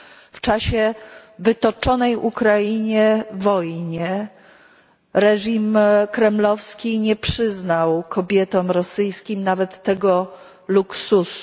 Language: Polish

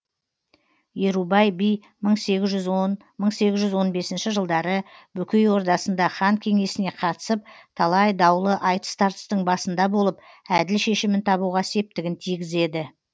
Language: Kazakh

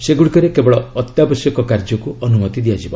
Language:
Odia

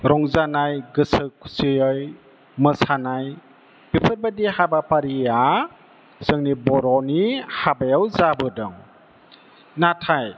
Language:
Bodo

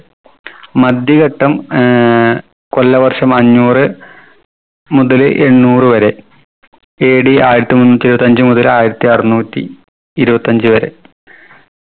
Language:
Malayalam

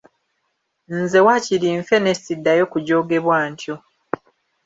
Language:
Ganda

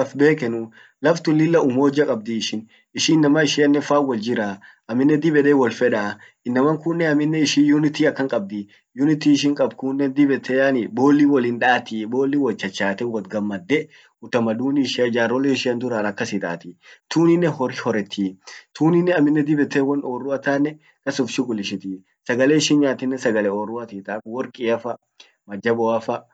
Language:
Orma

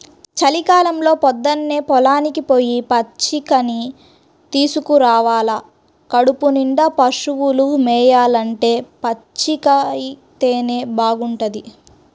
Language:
Telugu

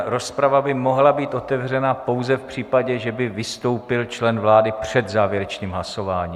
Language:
Czech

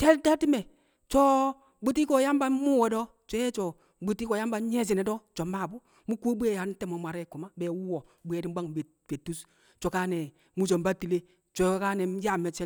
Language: Kamo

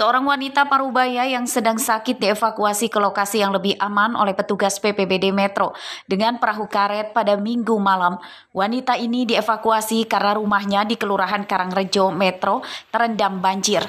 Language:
Indonesian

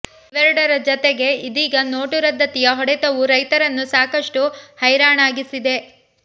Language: Kannada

